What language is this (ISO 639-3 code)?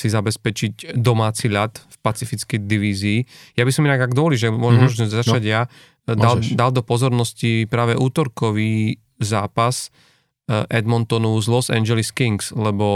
slk